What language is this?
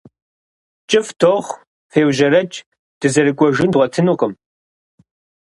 Kabardian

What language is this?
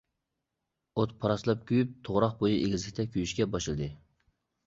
Uyghur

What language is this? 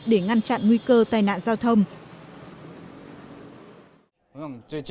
Vietnamese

